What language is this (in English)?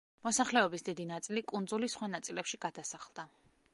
Georgian